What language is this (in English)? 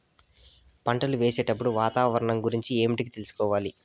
Telugu